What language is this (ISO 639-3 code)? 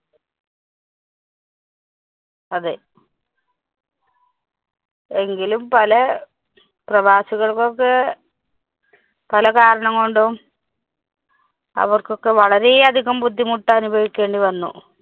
mal